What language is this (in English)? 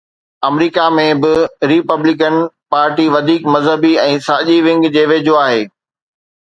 Sindhi